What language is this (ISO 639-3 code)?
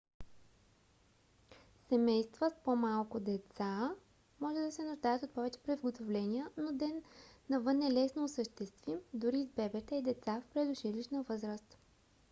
bul